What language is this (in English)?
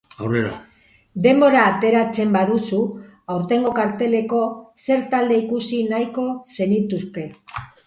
Basque